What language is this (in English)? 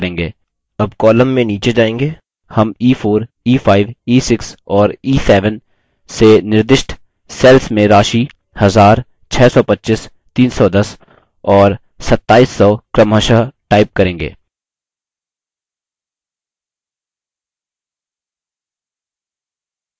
Hindi